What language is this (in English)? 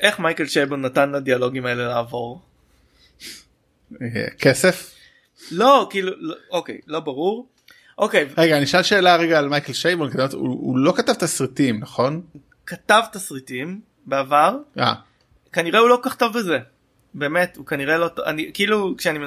Hebrew